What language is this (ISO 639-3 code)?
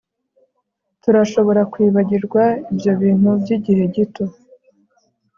kin